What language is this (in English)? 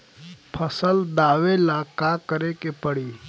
Bhojpuri